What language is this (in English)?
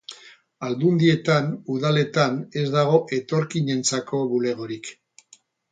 Basque